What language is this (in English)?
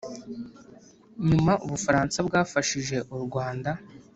Kinyarwanda